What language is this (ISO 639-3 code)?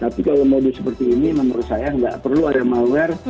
ind